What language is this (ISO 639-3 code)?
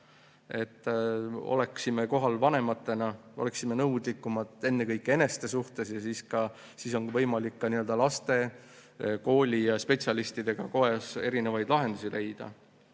est